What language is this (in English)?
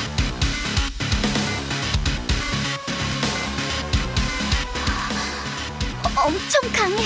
Korean